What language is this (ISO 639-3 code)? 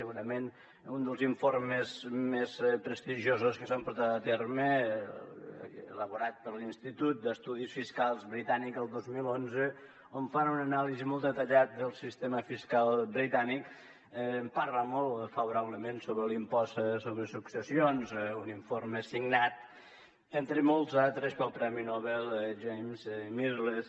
cat